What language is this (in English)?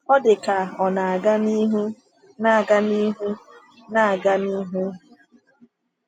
Igbo